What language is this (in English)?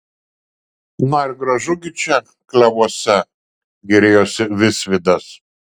Lithuanian